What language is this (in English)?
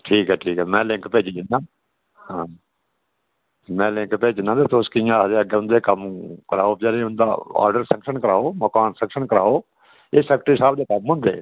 Dogri